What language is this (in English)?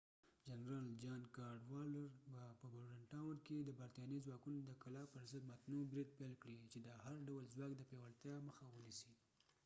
Pashto